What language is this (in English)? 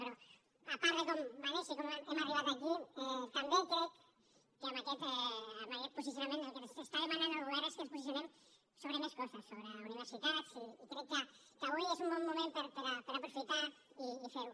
Catalan